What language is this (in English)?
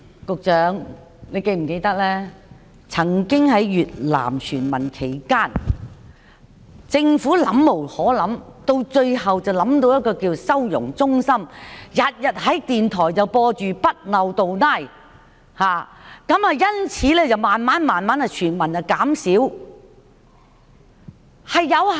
Cantonese